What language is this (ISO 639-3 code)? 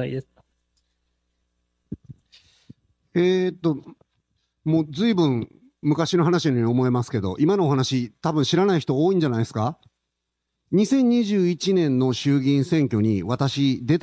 jpn